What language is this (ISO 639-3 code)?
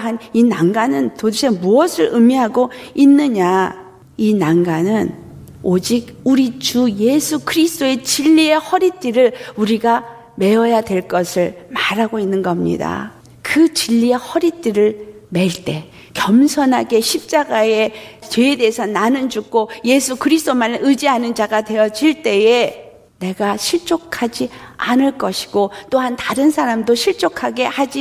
kor